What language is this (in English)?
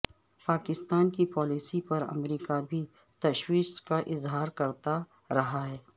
Urdu